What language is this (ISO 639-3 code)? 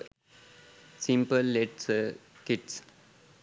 sin